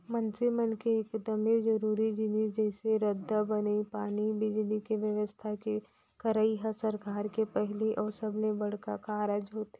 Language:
Chhattisgarhi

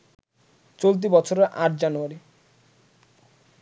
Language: Bangla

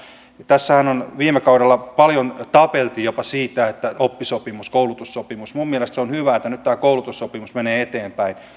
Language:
Finnish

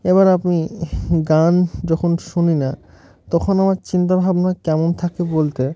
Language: Bangla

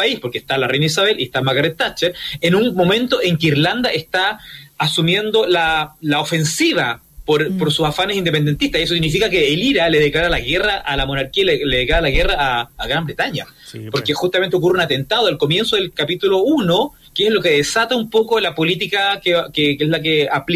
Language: Spanish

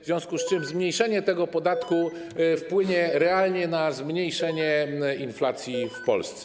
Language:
Polish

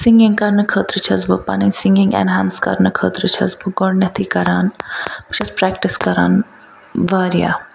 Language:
Kashmiri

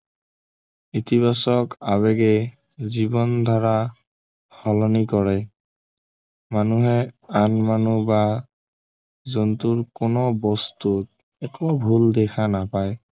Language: Assamese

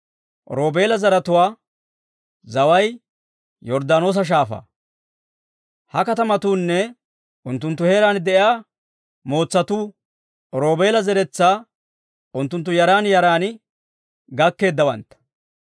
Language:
Dawro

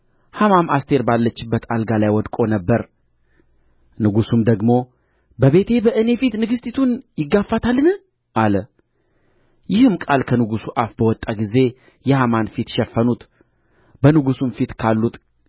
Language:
Amharic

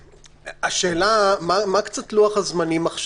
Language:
Hebrew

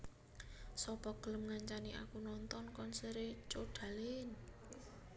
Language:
Javanese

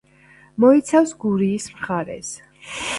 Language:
Georgian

